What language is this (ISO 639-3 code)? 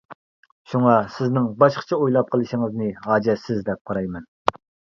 uig